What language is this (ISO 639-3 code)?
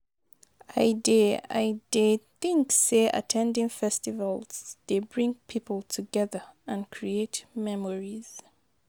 pcm